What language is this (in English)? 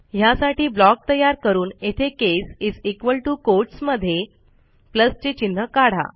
Marathi